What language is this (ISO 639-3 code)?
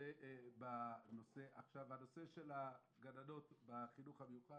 heb